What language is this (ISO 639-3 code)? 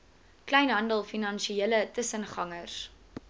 afr